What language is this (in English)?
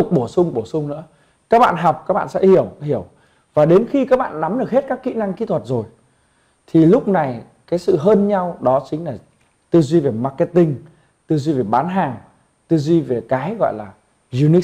Vietnamese